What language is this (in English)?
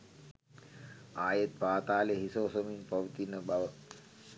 Sinhala